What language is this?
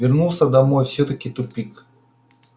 Russian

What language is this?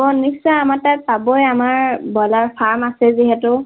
Assamese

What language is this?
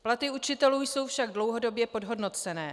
Czech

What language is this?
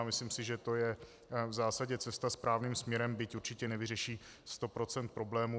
Czech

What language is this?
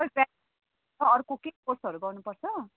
Nepali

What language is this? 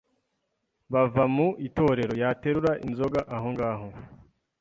Kinyarwanda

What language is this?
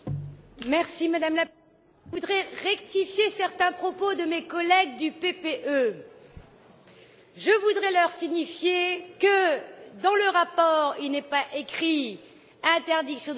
French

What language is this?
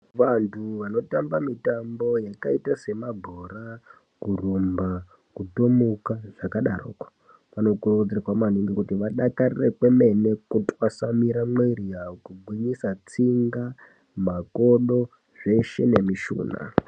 Ndau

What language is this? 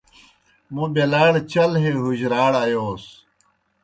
Kohistani Shina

